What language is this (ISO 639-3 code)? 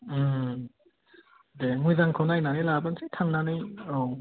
brx